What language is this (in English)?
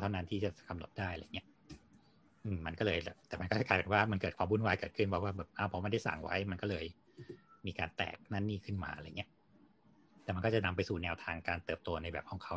Thai